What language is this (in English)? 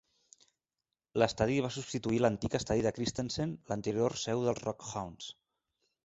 Catalan